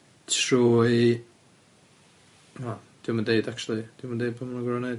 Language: Welsh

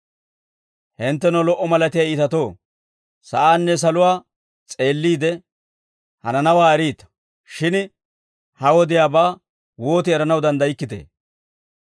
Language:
Dawro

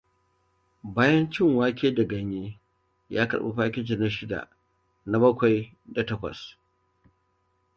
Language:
Hausa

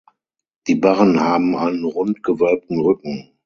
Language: German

